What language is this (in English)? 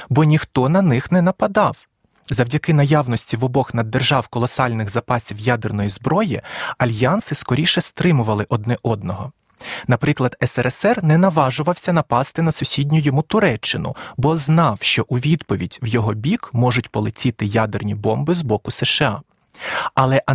Ukrainian